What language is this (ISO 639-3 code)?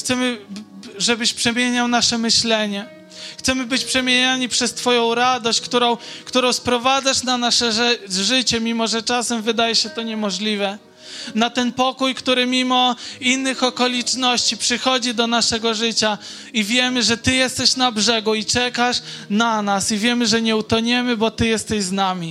pol